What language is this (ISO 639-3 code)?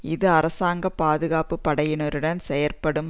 tam